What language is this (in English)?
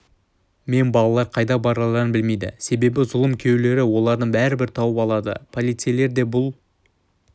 Kazakh